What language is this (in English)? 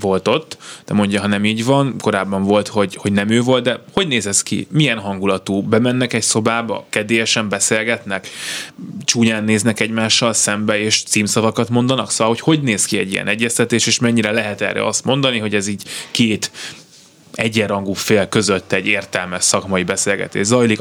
Hungarian